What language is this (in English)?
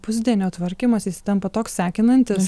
Lithuanian